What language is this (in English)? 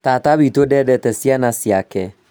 Kikuyu